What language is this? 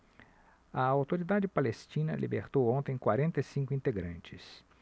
Portuguese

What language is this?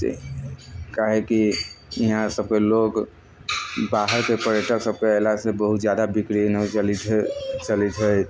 Maithili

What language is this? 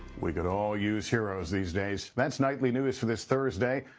English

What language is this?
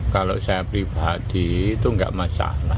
Indonesian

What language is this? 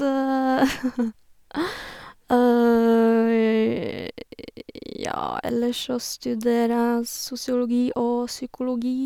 Norwegian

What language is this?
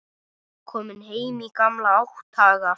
Icelandic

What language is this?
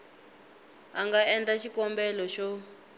Tsonga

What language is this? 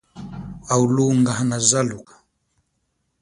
Chokwe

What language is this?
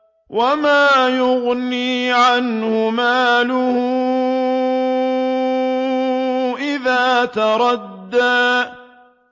Arabic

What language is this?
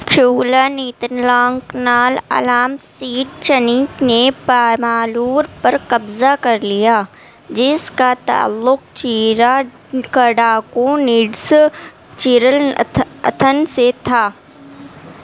Urdu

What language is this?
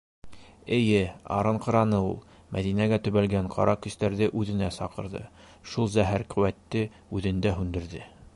Bashkir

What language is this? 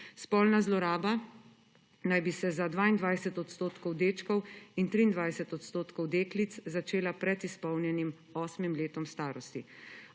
Slovenian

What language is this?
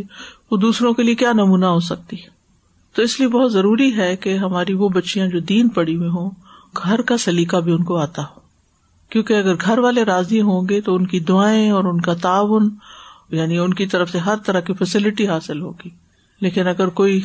Urdu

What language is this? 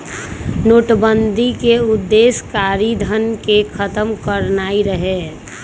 Magahi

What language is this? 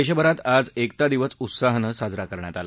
Marathi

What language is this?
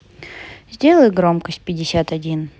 Russian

